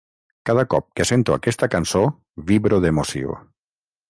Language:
Catalan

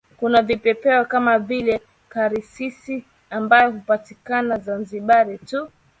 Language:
Swahili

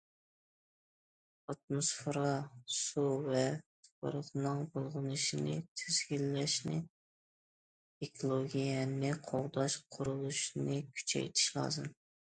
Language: Uyghur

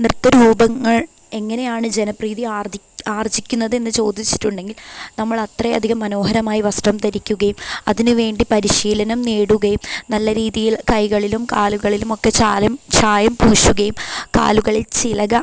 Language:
Malayalam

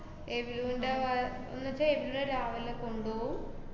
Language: Malayalam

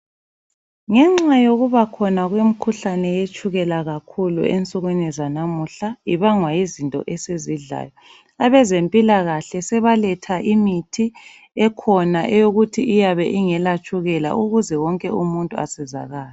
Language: North Ndebele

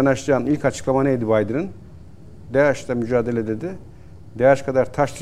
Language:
Turkish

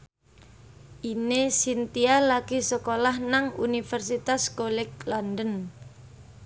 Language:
Javanese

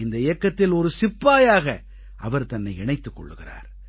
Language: Tamil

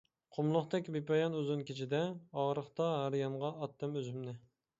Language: Uyghur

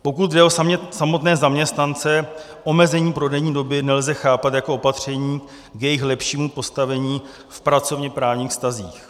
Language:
Czech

